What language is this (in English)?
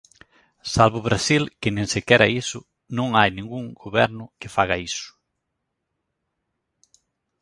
Galician